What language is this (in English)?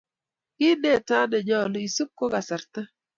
Kalenjin